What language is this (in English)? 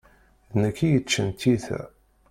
Kabyle